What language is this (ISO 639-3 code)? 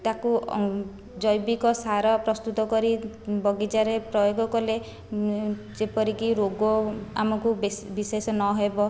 ori